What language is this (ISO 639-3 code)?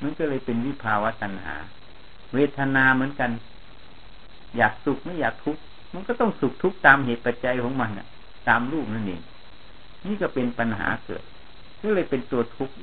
tha